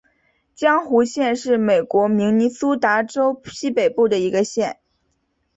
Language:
Chinese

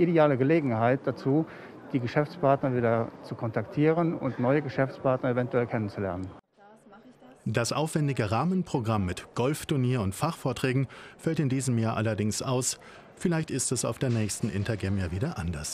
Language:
German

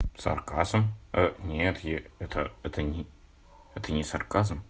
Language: Russian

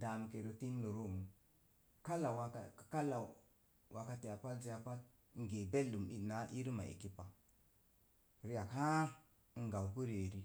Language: Mom Jango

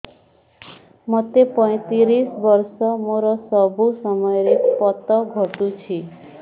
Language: Odia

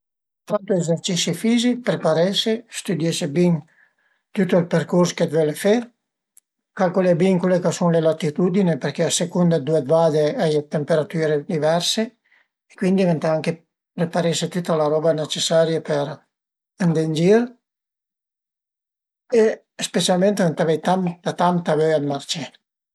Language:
Piedmontese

